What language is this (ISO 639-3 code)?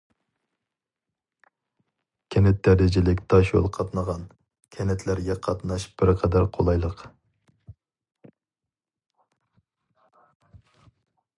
uig